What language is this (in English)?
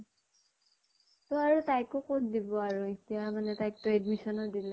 Assamese